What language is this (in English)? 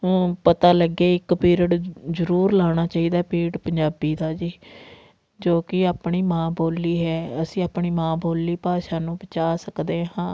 Punjabi